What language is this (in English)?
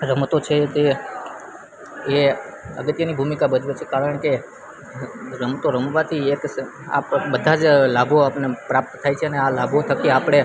Gujarati